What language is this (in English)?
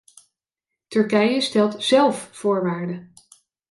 Dutch